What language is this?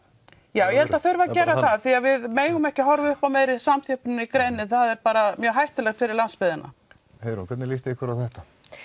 Icelandic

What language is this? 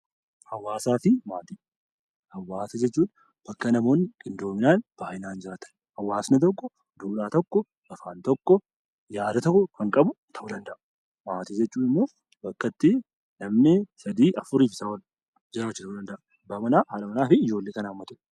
Oromo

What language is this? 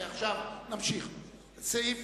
Hebrew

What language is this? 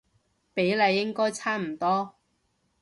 Cantonese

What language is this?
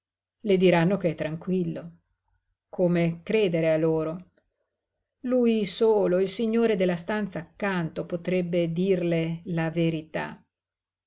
Italian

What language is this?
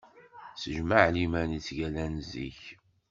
Kabyle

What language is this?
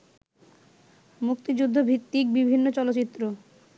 Bangla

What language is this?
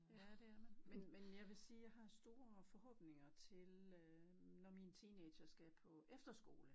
Danish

